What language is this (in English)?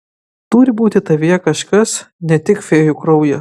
Lithuanian